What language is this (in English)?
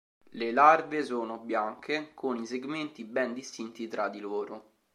Italian